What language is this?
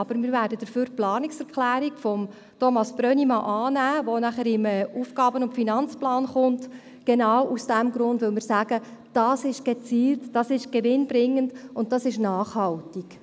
Swiss German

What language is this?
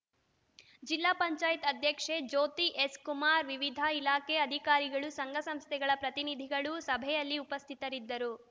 Kannada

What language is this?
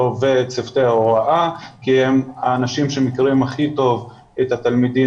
Hebrew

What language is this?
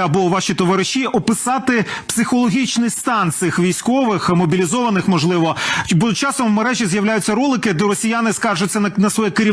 Ukrainian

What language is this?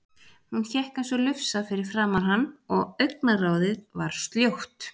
Icelandic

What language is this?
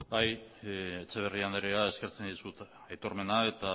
Basque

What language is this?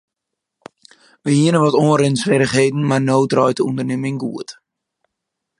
Western Frisian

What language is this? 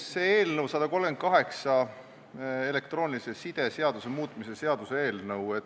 Estonian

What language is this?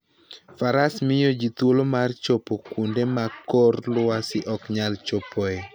Luo (Kenya and Tanzania)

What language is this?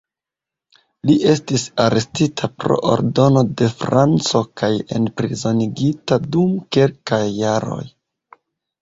Esperanto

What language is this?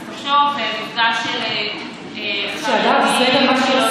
Hebrew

